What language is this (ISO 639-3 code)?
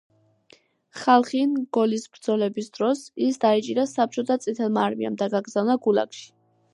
kat